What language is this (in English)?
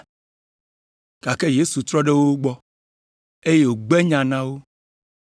Ewe